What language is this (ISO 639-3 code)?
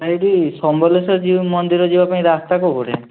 ori